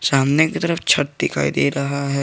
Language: Hindi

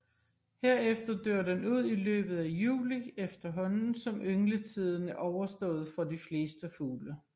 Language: Danish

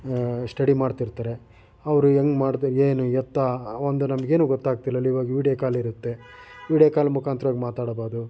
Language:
Kannada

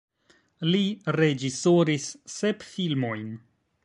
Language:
Esperanto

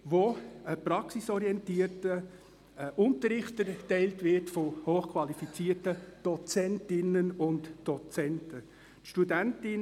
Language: Swiss German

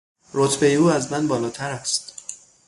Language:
Persian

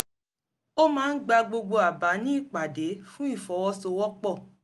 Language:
Yoruba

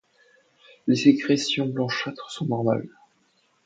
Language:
French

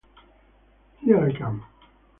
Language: Italian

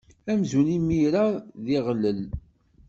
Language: Kabyle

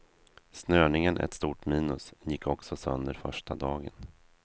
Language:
Swedish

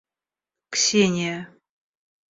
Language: Russian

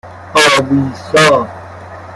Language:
Persian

